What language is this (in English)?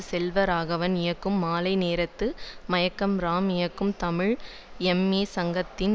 Tamil